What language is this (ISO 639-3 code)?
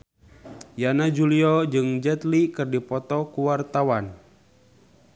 sun